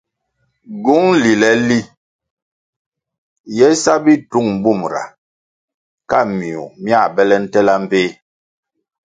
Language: Kwasio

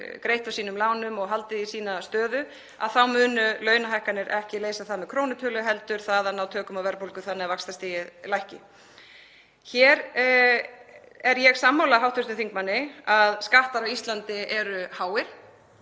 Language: Icelandic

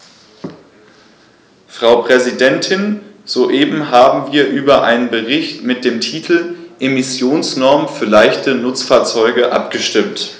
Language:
German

